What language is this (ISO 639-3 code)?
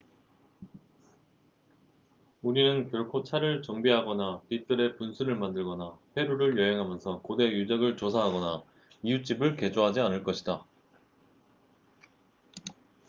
kor